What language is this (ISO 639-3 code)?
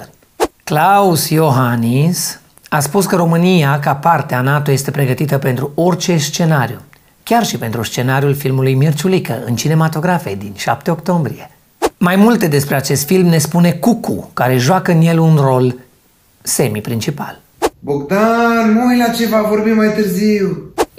ron